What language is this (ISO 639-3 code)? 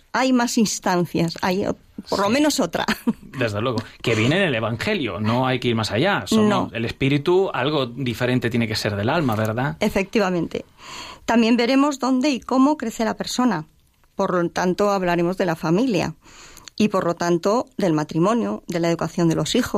spa